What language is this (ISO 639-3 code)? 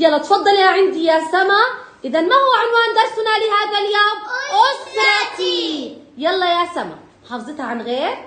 ara